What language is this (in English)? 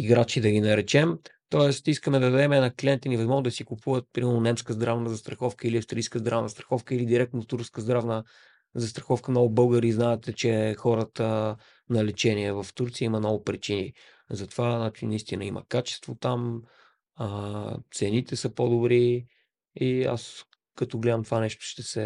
Bulgarian